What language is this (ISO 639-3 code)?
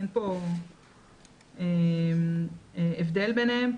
heb